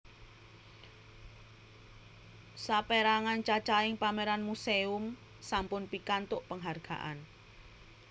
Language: Javanese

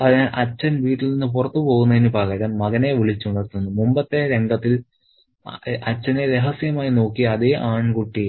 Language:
Malayalam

